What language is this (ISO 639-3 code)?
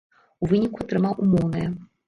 bel